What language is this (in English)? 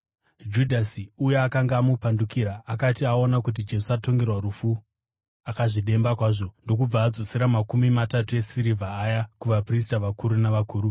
Shona